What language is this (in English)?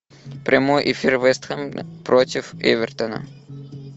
Russian